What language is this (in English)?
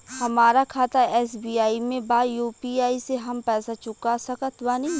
Bhojpuri